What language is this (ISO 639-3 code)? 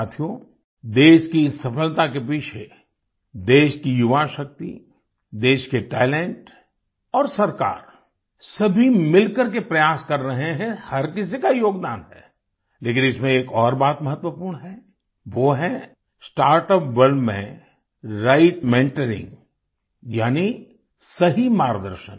hin